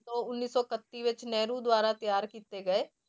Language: Punjabi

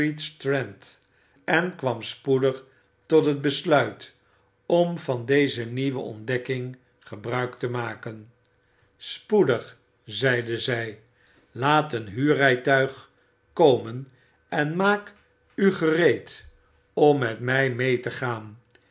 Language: Dutch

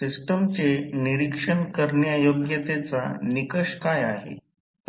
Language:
Marathi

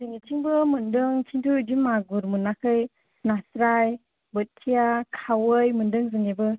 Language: Bodo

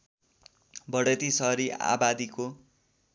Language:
Nepali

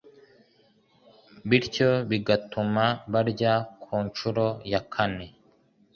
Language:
Kinyarwanda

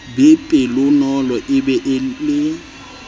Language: Southern Sotho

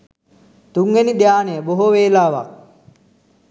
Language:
Sinhala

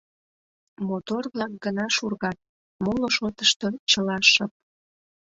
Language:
Mari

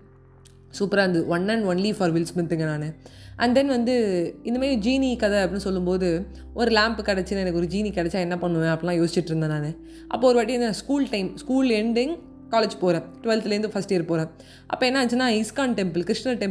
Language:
Tamil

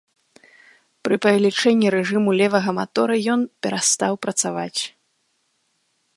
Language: Belarusian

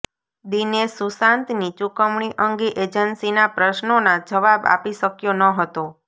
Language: Gujarati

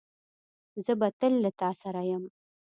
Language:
Pashto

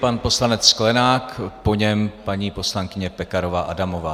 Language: Czech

